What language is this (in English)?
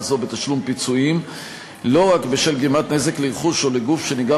Hebrew